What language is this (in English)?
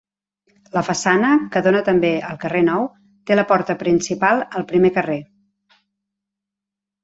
Catalan